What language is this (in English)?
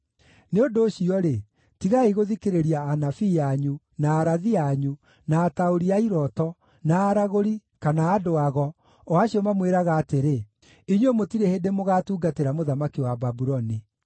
Kikuyu